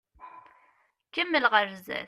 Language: Kabyle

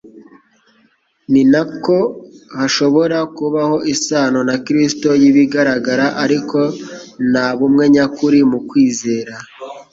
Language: Kinyarwanda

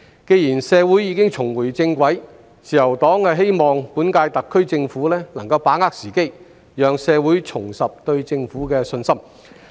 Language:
Cantonese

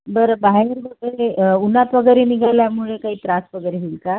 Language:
Marathi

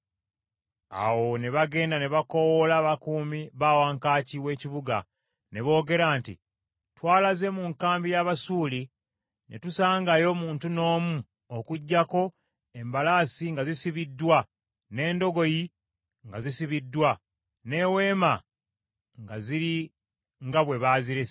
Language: Ganda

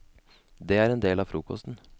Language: Norwegian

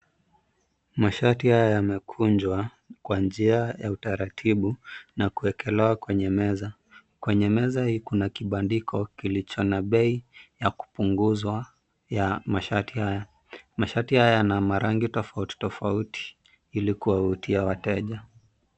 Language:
Swahili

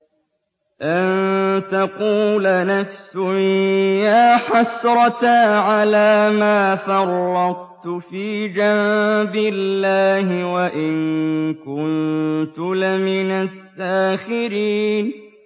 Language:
Arabic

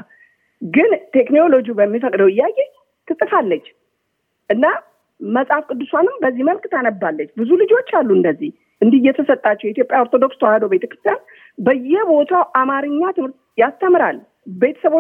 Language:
Amharic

